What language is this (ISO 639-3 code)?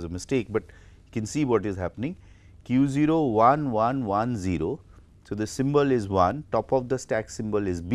eng